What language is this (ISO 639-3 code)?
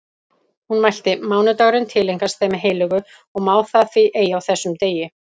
isl